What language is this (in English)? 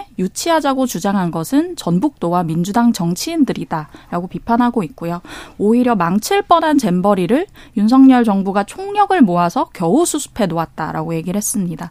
Korean